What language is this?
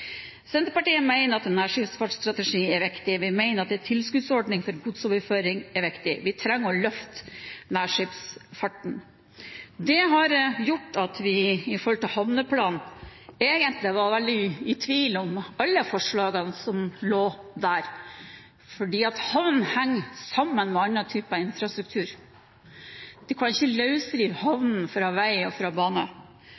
Norwegian Bokmål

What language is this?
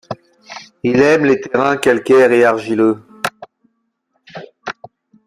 French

